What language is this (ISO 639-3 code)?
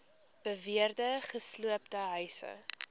afr